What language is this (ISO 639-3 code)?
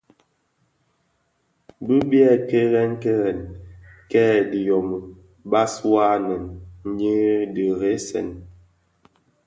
ksf